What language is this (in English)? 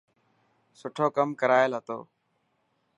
Dhatki